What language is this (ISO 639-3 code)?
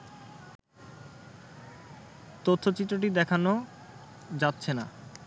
ben